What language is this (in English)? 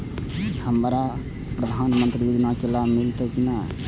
Maithili